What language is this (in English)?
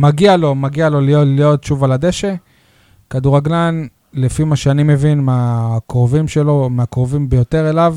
Hebrew